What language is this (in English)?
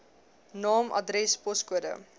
Afrikaans